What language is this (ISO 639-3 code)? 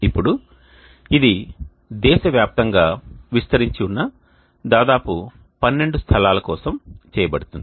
tel